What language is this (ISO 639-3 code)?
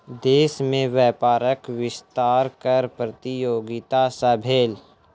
mai